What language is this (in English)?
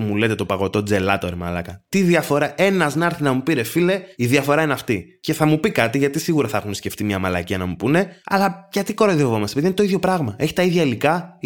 Greek